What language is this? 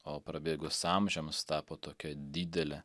Lithuanian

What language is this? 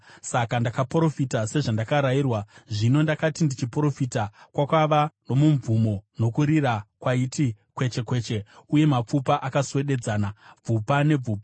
Shona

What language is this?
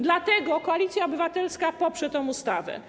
Polish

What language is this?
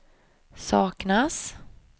Swedish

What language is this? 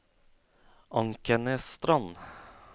Norwegian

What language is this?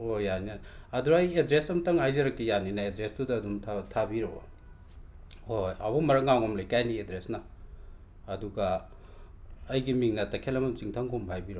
Manipuri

